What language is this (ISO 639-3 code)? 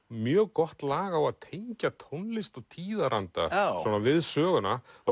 isl